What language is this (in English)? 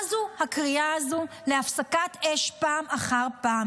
Hebrew